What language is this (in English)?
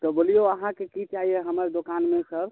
Maithili